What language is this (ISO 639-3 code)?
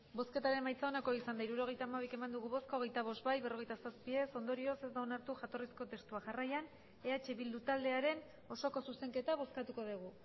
eus